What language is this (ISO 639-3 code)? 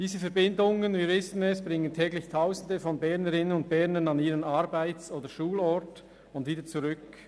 gsw